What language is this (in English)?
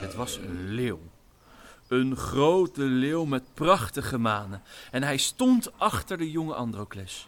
Dutch